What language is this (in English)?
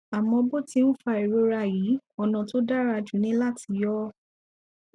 Yoruba